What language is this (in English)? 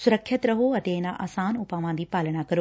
Punjabi